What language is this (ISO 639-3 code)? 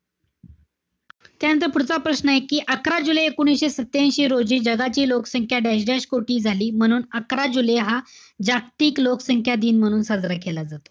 mar